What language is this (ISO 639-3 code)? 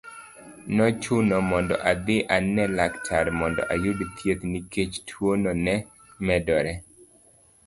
luo